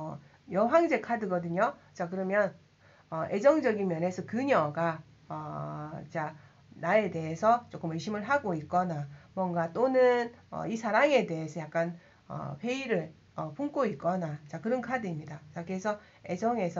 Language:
Korean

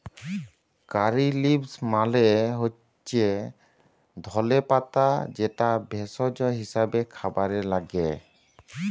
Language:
Bangla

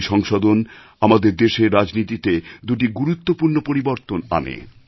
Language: Bangla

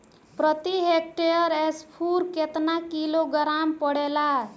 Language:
Bhojpuri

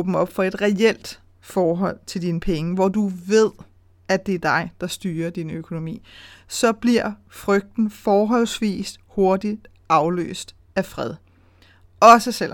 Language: Danish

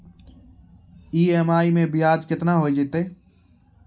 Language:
Maithili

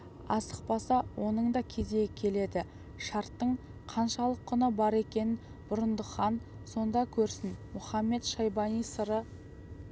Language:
Kazakh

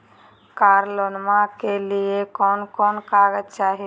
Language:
Magahi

